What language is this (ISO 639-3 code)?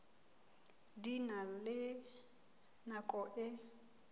sot